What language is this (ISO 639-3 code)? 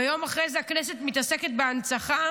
heb